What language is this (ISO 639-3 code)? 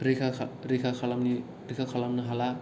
brx